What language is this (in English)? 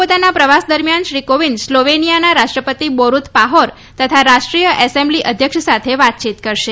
Gujarati